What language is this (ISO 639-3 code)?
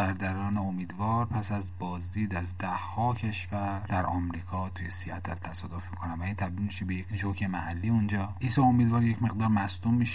fas